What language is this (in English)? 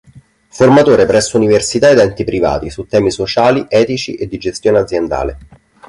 Italian